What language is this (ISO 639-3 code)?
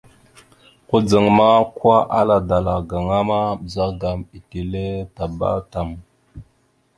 mxu